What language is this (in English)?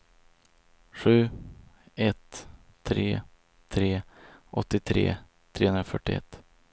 Swedish